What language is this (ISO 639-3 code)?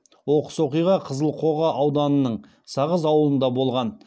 kaz